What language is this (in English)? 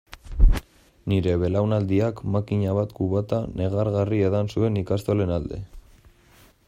Basque